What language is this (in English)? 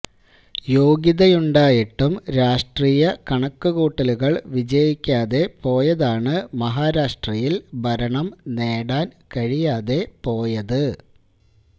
Malayalam